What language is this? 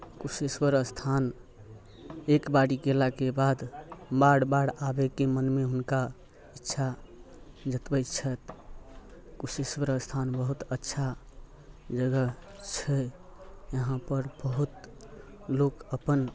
Maithili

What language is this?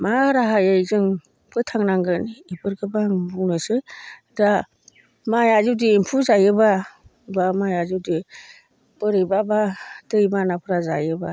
Bodo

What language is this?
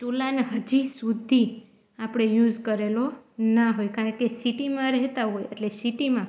Gujarati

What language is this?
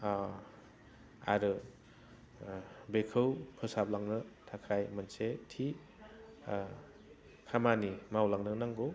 Bodo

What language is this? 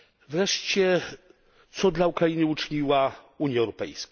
Polish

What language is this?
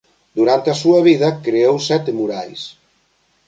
Galician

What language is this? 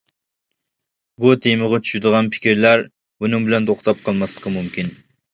Uyghur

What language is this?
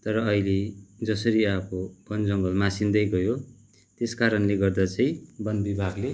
Nepali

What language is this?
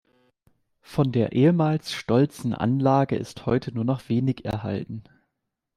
German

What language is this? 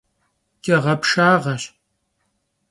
Kabardian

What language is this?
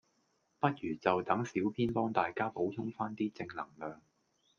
Cantonese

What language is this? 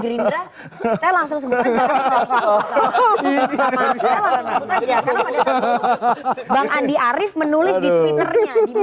Indonesian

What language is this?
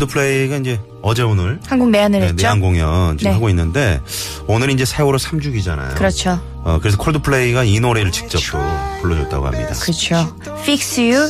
Korean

